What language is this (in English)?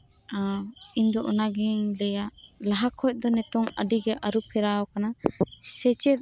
Santali